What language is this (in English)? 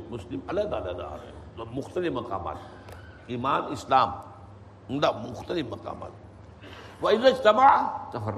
Urdu